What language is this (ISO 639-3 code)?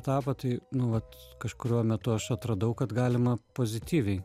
lit